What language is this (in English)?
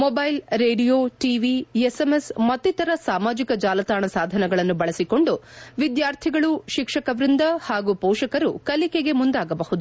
Kannada